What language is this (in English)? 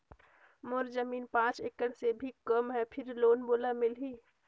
Chhattisgarhi